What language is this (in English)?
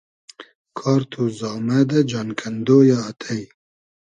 Hazaragi